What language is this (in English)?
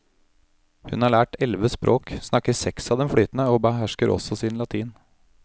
Norwegian